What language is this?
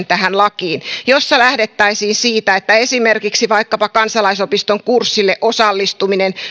Finnish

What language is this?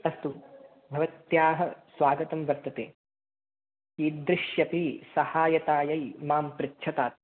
Sanskrit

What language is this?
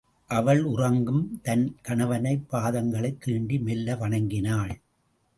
Tamil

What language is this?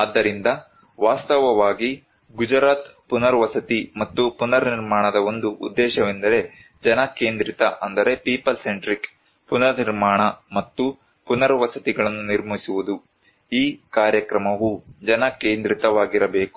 Kannada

